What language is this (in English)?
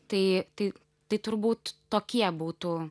Lithuanian